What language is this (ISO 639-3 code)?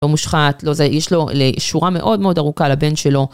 heb